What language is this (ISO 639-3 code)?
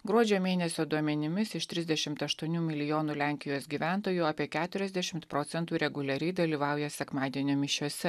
lit